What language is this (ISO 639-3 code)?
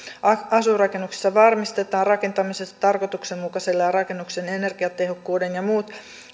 fin